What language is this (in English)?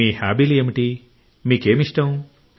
Telugu